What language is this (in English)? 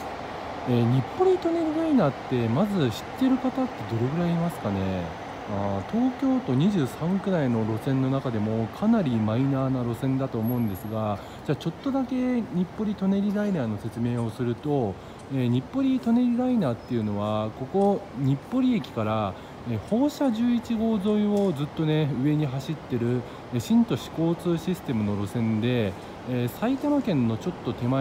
Japanese